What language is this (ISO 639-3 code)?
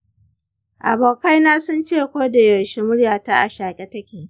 hau